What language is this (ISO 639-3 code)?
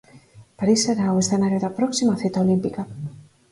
glg